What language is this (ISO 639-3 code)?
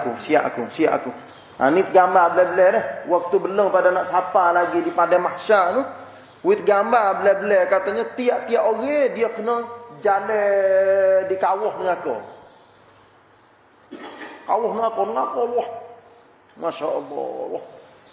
msa